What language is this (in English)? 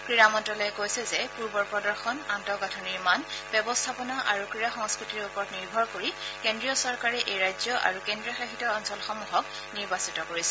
Assamese